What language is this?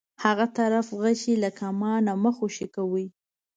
Pashto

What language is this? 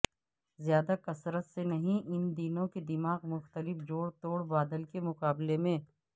Urdu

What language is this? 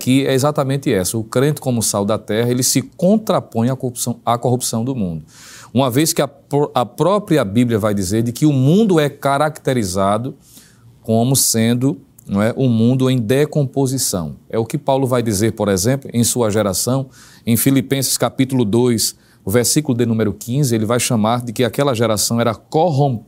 Portuguese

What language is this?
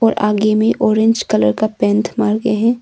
Hindi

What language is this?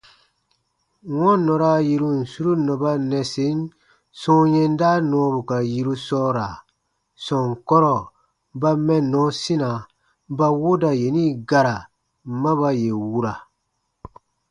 Baatonum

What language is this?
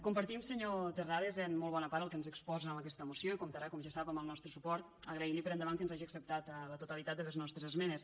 Catalan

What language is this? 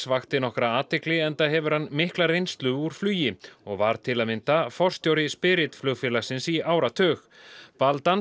Icelandic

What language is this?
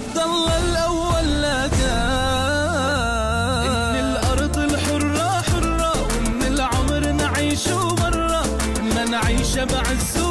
Arabic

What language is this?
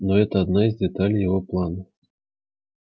Russian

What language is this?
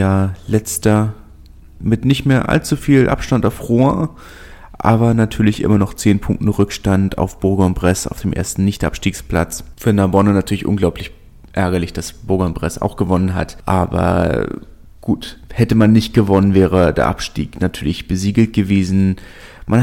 German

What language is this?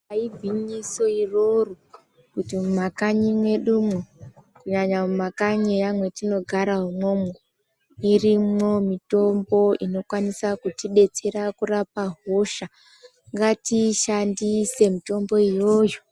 Ndau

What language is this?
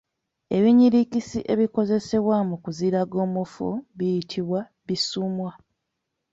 Ganda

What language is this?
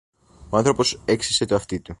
Greek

